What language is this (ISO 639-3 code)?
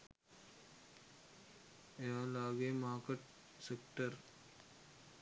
sin